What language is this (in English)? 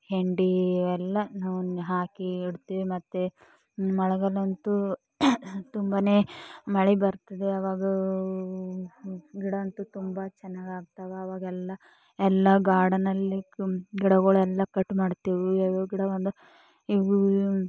Kannada